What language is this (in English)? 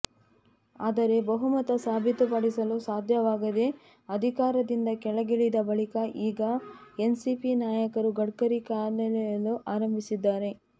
Kannada